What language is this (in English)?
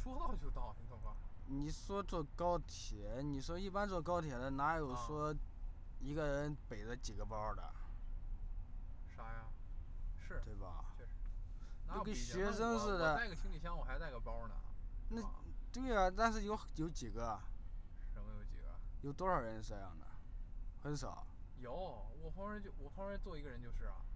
Chinese